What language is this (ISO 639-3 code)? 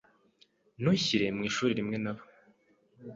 kin